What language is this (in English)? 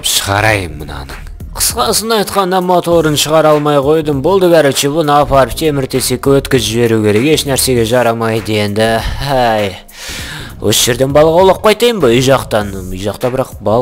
Russian